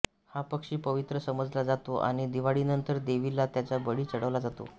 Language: Marathi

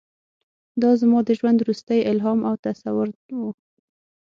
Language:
Pashto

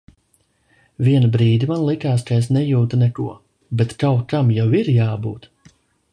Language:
Latvian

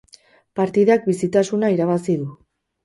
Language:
Basque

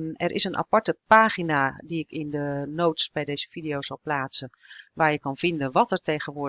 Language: Dutch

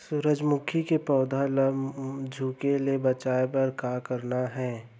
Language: Chhattisgarhi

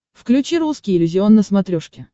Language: Russian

